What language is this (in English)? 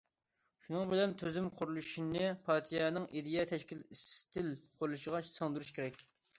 Uyghur